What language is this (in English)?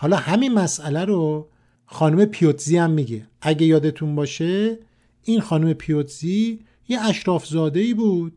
Persian